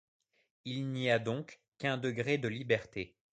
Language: French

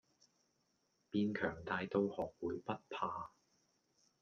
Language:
Cantonese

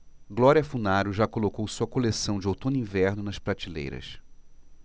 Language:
Portuguese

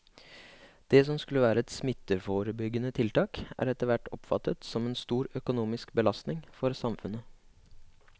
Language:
Norwegian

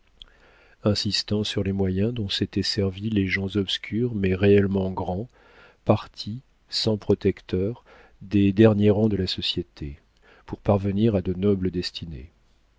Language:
French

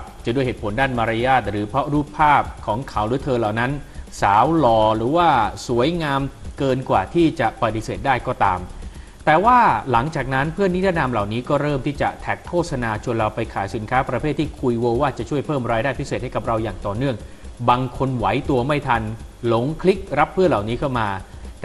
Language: Thai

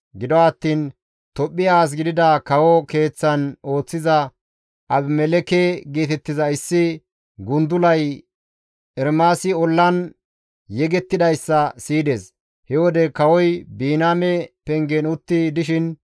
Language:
Gamo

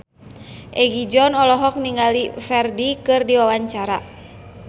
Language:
Sundanese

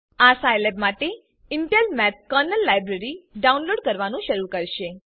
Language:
Gujarati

